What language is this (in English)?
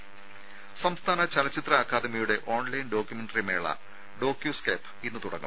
Malayalam